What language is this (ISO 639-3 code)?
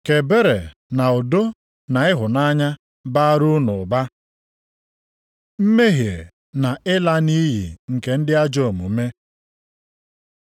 ibo